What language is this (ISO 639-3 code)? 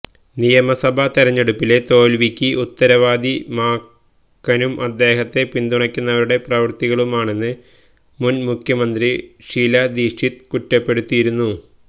mal